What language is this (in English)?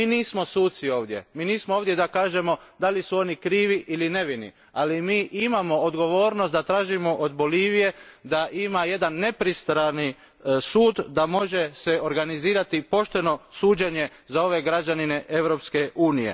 Croatian